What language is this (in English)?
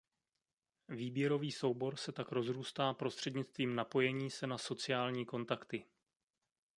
Czech